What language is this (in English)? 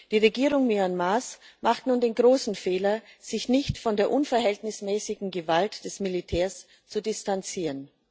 German